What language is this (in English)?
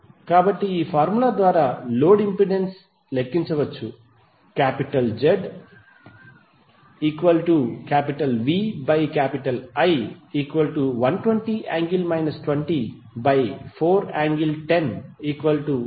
Telugu